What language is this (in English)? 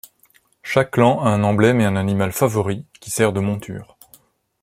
French